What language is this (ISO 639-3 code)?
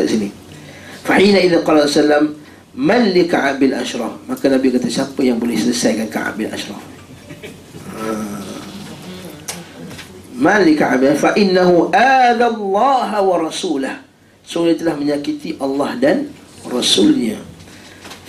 msa